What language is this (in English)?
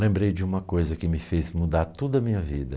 Portuguese